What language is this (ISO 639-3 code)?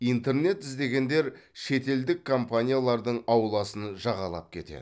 kaz